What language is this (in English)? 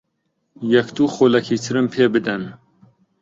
Central Kurdish